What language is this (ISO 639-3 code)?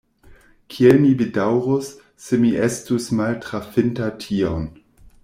epo